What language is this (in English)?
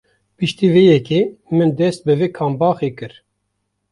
Kurdish